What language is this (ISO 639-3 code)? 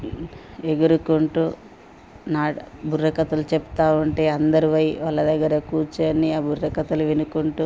tel